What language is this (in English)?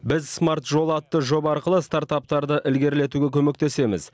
Kazakh